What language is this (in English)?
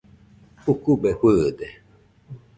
Nüpode Huitoto